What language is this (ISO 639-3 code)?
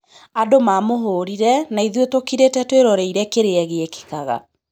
kik